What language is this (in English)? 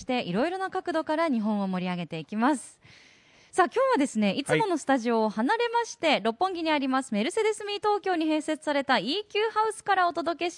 Japanese